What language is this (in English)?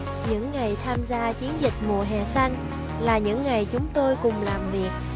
Vietnamese